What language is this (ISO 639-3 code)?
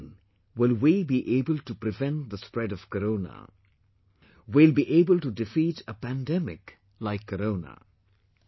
eng